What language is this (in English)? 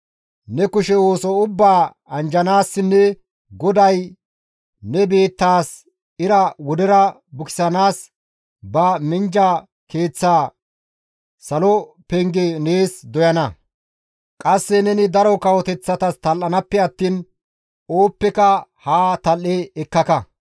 Gamo